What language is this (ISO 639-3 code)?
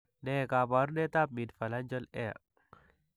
kln